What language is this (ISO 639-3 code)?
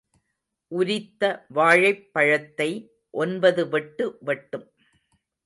tam